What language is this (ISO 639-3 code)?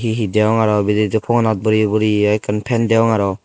ccp